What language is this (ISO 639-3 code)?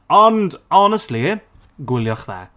cym